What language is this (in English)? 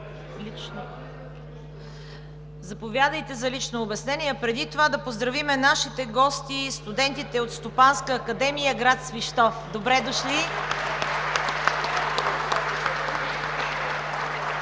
Bulgarian